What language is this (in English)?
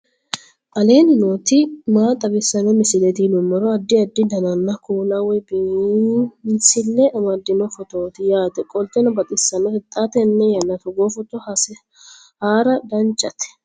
Sidamo